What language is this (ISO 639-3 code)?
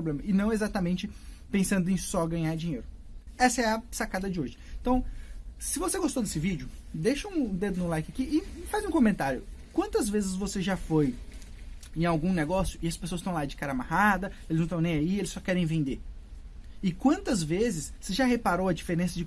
por